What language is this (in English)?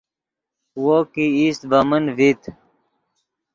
Yidgha